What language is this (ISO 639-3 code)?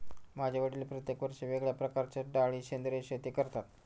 mar